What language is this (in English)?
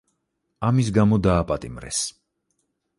Georgian